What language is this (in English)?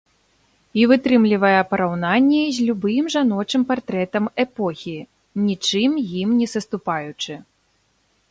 Belarusian